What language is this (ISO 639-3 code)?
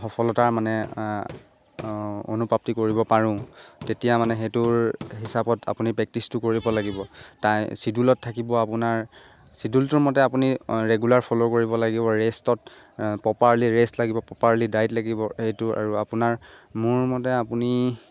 asm